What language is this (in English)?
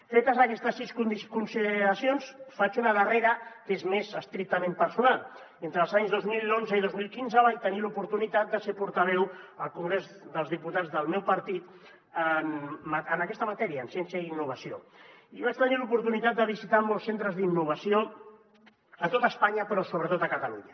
Catalan